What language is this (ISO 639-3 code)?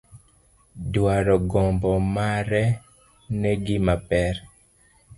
luo